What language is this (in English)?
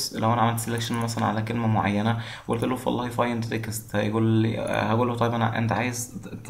Arabic